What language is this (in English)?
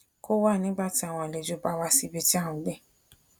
Yoruba